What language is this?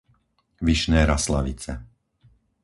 Slovak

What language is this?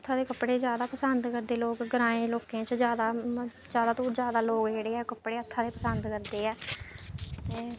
Dogri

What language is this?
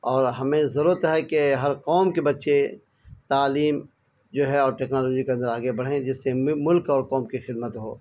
Urdu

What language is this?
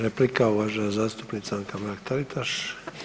Croatian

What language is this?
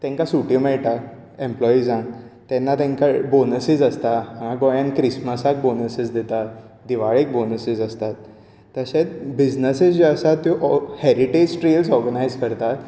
Konkani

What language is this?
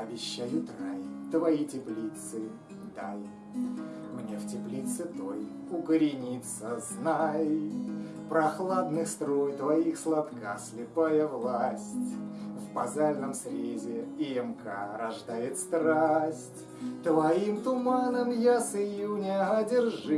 Russian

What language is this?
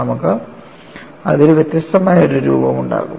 Malayalam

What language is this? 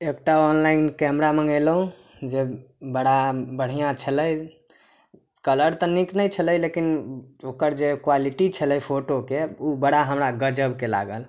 Maithili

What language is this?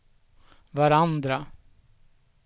Swedish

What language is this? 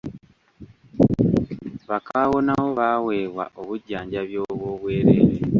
Ganda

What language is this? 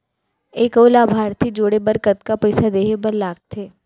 Chhattisgarhi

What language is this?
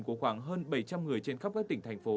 Vietnamese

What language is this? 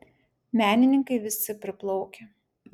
Lithuanian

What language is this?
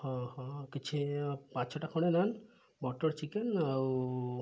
Odia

